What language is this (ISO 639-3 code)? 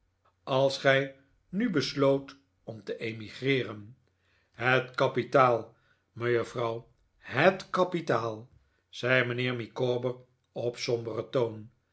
nld